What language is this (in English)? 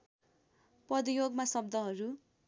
Nepali